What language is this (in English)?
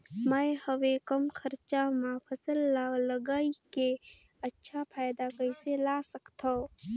Chhattisgarhi